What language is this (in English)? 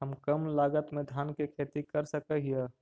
Magahi